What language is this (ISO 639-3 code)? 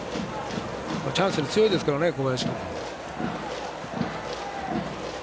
jpn